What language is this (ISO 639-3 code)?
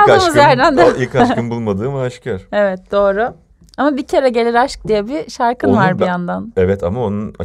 tur